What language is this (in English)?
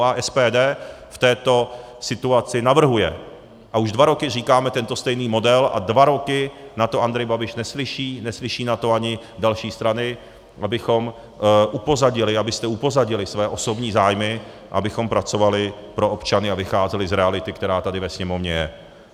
Czech